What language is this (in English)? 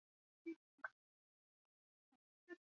Chinese